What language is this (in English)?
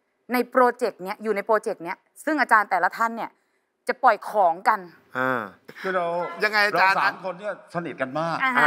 Thai